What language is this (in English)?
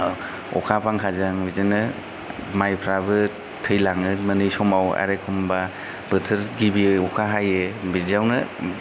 Bodo